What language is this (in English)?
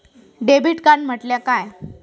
Marathi